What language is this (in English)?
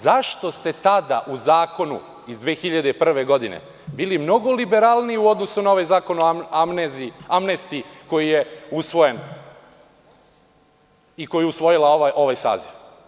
Serbian